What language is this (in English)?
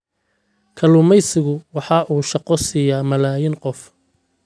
Somali